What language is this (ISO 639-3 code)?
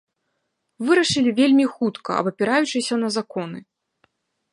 bel